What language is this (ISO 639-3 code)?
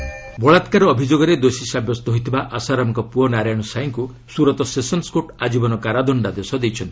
ori